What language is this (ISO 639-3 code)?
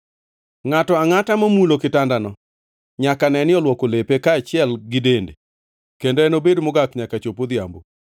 luo